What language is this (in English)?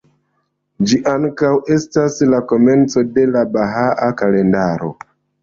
Esperanto